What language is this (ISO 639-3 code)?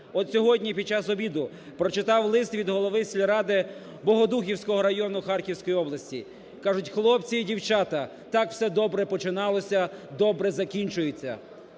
ukr